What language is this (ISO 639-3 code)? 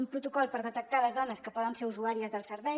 cat